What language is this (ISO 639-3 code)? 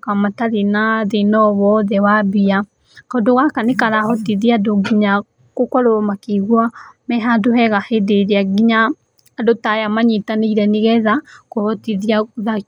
kik